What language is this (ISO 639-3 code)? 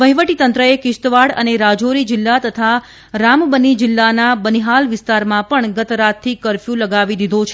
guj